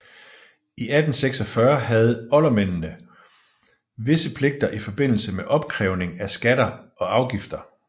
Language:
Danish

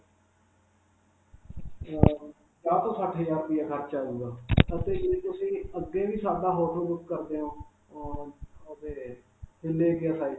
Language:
Punjabi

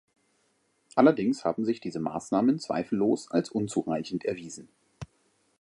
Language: German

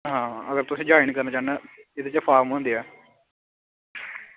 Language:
Dogri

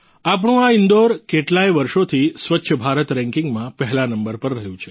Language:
Gujarati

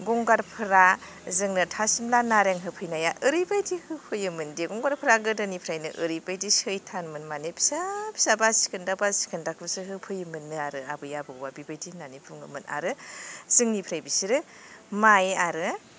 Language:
Bodo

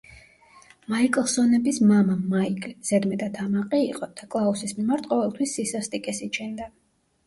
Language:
Georgian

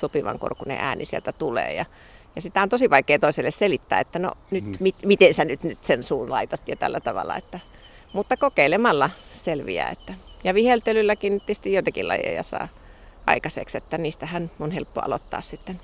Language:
Finnish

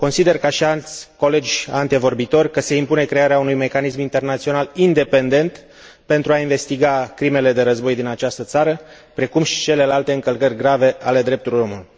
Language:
Romanian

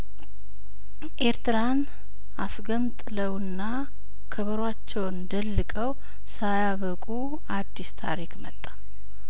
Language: Amharic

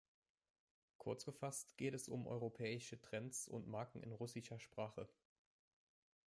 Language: German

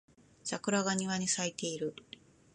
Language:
Japanese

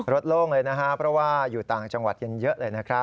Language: Thai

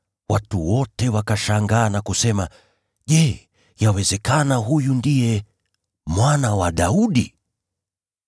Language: Swahili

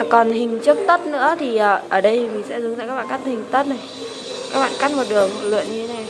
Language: Vietnamese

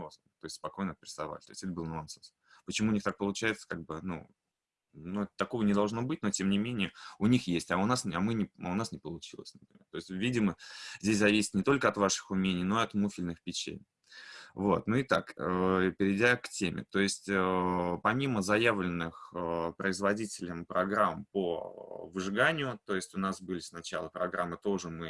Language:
Russian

